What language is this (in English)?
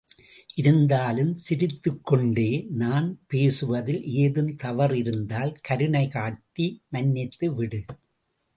Tamil